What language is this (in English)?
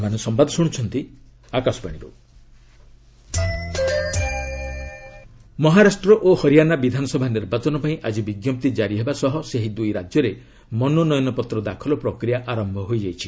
Odia